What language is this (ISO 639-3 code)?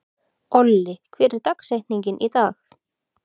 isl